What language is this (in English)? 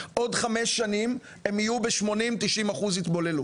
Hebrew